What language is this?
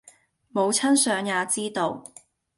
Cantonese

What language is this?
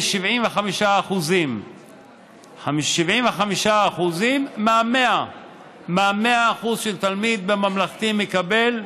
Hebrew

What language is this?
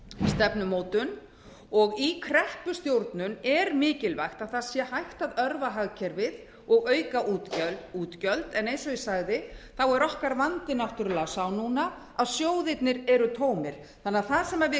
Icelandic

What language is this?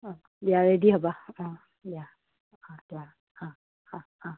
Assamese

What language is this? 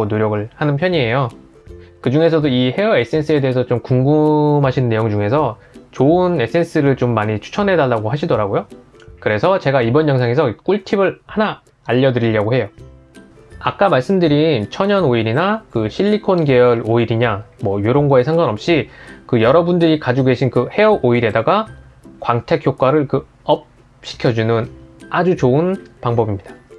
Korean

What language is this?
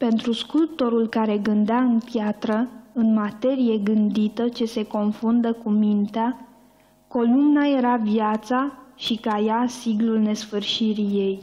Romanian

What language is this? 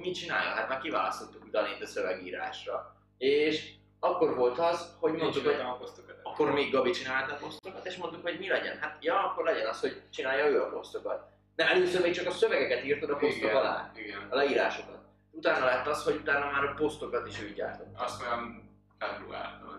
Hungarian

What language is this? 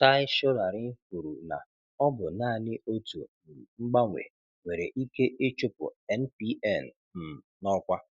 Igbo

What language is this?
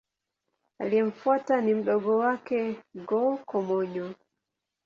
Swahili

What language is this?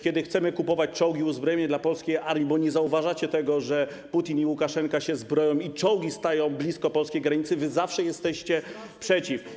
Polish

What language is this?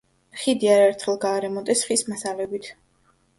Georgian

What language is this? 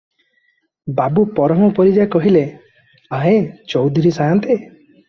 Odia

